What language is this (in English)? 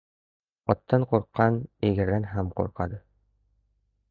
Uzbek